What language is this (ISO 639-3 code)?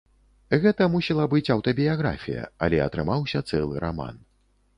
bel